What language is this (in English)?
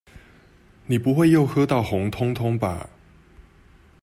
Chinese